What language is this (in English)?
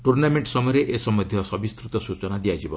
Odia